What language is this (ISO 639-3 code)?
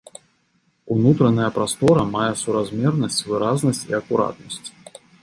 bel